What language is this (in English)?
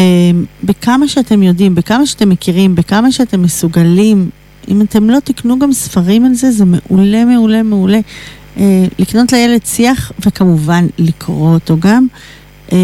Hebrew